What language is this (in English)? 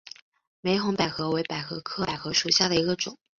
Chinese